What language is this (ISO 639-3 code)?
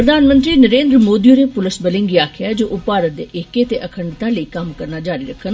doi